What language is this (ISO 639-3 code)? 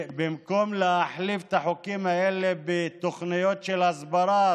heb